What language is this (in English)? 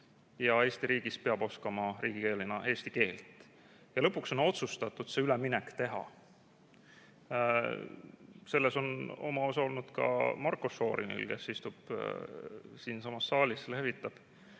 Estonian